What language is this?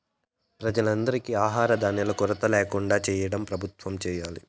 Telugu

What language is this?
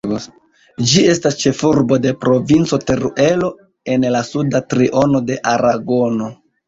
Esperanto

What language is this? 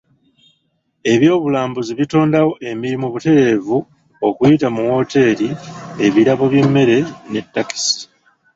Ganda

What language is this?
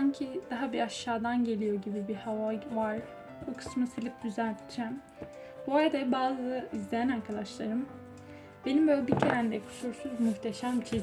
Turkish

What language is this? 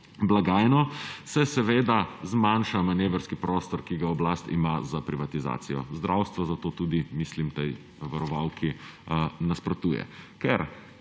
Slovenian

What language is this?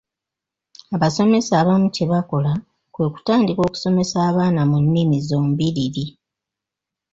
Ganda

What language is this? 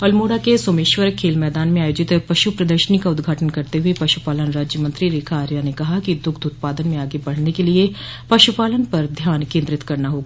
Hindi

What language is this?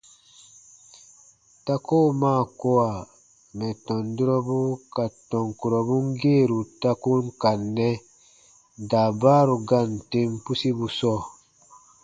Baatonum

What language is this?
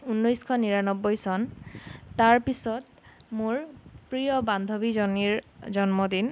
Assamese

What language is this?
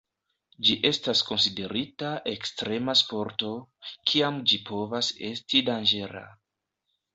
Esperanto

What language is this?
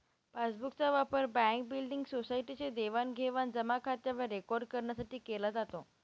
Marathi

